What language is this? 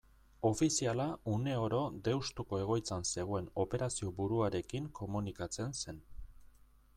Basque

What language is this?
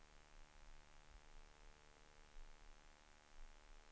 Swedish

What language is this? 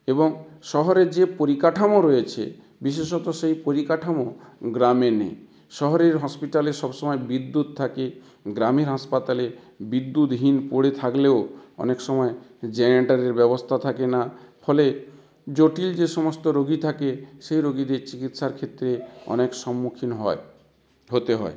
Bangla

